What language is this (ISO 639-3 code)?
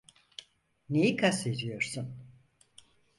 tur